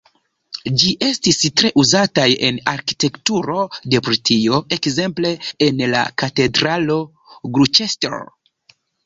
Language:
Esperanto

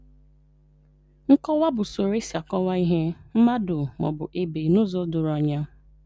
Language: Igbo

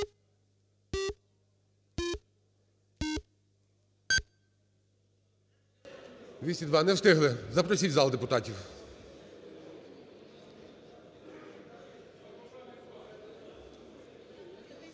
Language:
Ukrainian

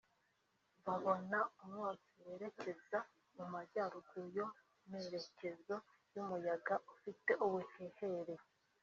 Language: Kinyarwanda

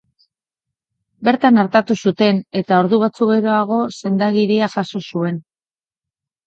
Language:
Basque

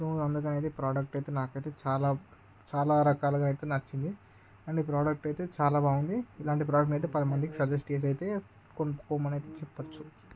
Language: Telugu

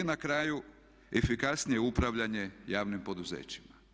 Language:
Croatian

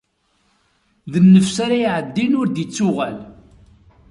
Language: Kabyle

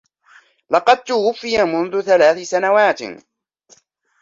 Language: Arabic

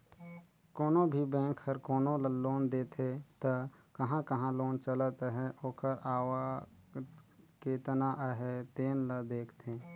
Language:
Chhattisgarhi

